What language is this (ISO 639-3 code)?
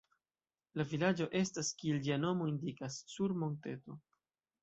epo